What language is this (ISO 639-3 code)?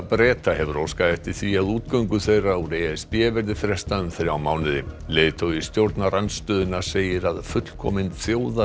isl